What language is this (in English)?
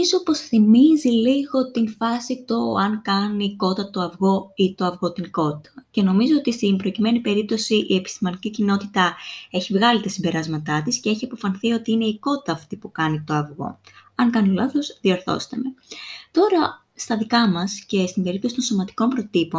Greek